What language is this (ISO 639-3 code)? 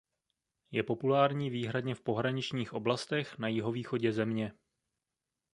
ces